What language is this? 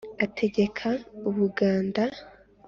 Kinyarwanda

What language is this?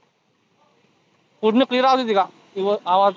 Marathi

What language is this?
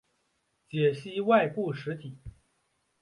Chinese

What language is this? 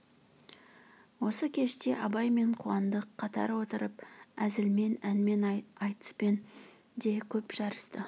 Kazakh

